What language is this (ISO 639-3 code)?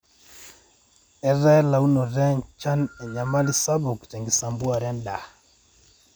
mas